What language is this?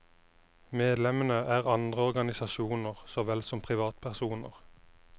Norwegian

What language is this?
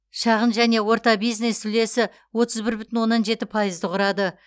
Kazakh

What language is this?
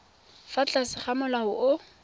Tswana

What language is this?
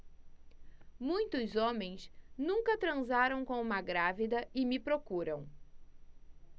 Portuguese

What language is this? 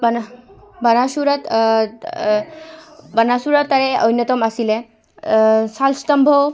Assamese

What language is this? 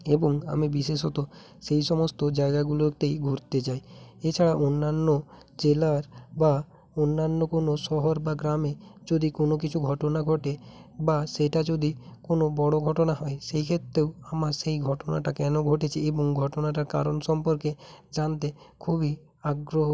Bangla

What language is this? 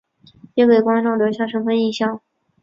Chinese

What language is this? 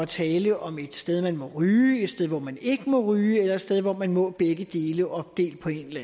Danish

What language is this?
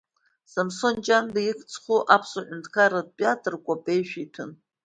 Abkhazian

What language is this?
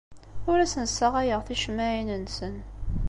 Kabyle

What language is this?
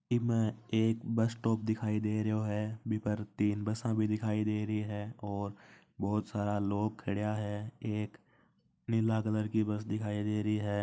Marwari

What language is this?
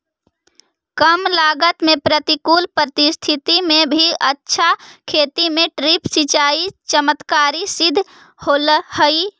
Magahi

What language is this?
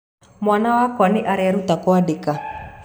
Kikuyu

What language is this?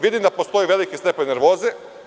Serbian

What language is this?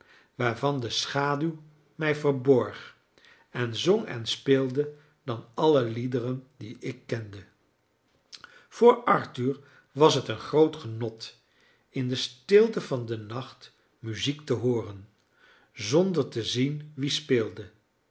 Dutch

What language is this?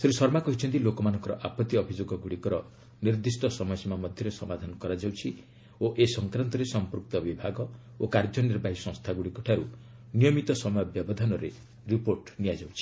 Odia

